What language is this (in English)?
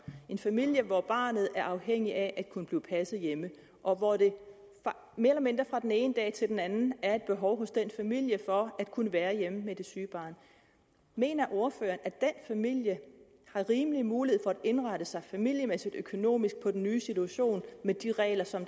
Danish